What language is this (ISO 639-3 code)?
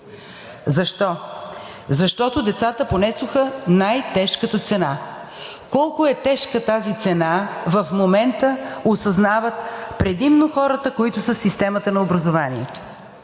bul